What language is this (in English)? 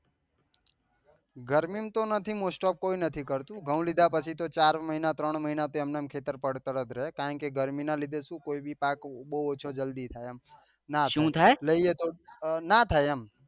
Gujarati